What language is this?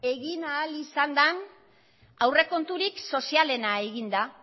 Basque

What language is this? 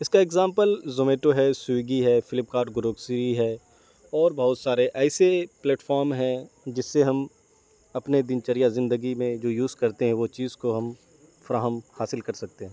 Urdu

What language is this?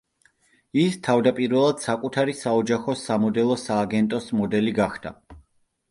Georgian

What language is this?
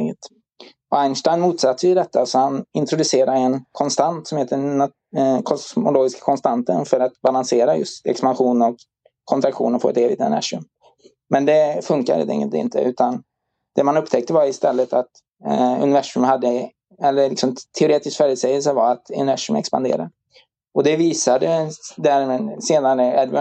Swedish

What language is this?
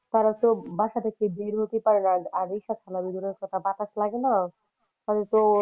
Bangla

